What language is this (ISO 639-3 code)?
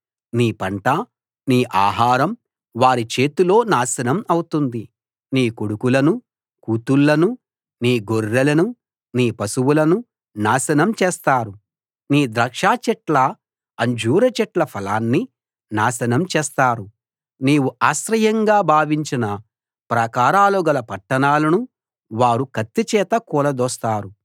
tel